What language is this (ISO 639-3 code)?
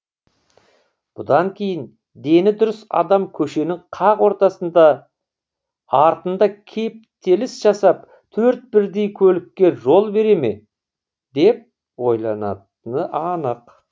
kaz